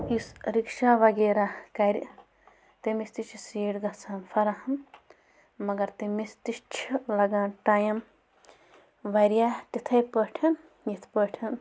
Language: Kashmiri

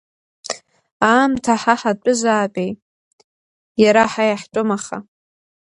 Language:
Abkhazian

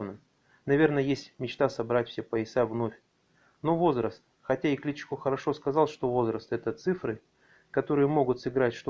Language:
Russian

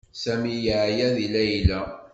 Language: Kabyle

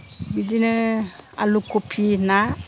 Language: Bodo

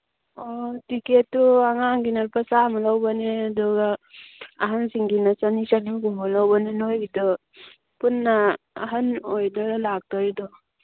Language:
Manipuri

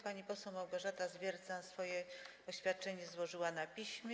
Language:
Polish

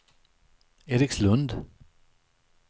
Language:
Swedish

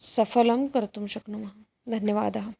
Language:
Sanskrit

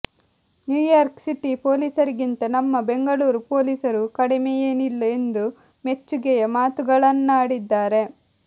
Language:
Kannada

